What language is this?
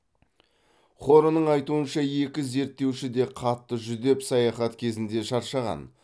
Kazakh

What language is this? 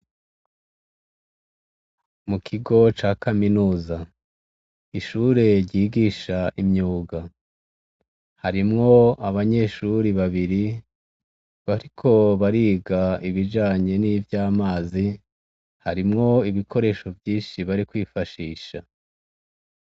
Rundi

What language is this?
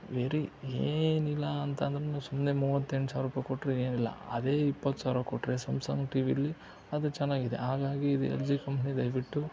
Kannada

